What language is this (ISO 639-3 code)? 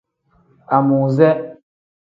kdh